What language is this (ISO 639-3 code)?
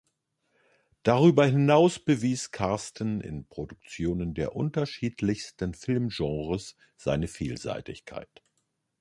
deu